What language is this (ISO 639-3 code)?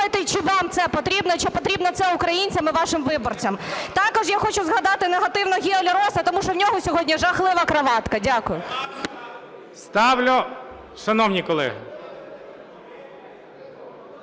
ukr